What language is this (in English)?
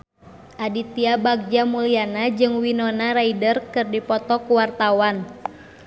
Sundanese